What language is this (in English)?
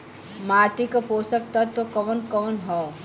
Bhojpuri